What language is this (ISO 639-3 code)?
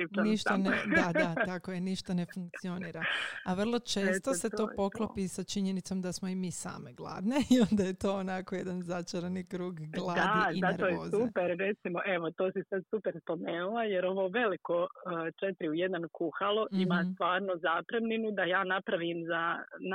hrv